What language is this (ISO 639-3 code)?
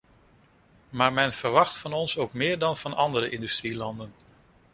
nld